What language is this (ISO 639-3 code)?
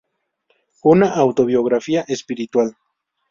spa